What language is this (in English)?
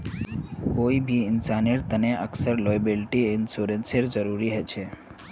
Magahi